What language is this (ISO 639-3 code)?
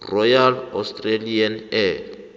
nbl